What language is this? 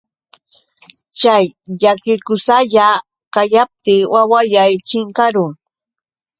Yauyos Quechua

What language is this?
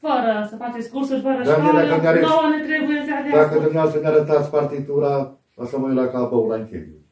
Romanian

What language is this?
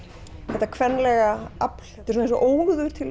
Icelandic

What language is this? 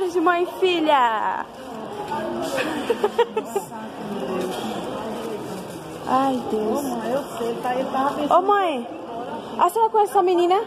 Portuguese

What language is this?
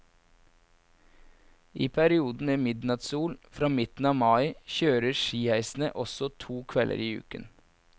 Norwegian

